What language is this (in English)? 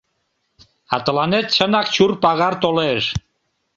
Mari